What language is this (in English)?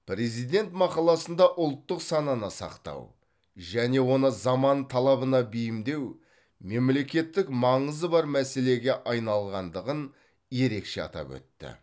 Kazakh